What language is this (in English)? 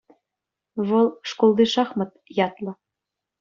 Chuvash